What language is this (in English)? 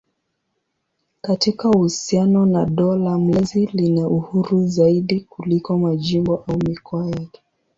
Swahili